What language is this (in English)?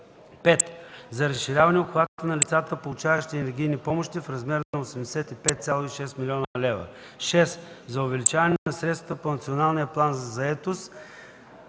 Bulgarian